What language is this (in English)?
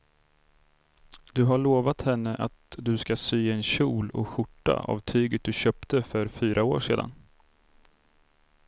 Swedish